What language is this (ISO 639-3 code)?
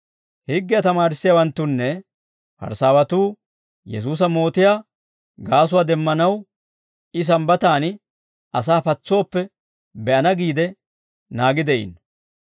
dwr